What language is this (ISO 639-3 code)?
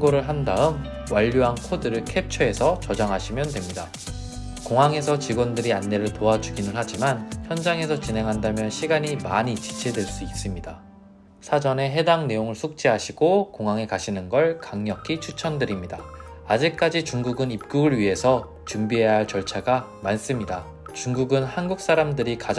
kor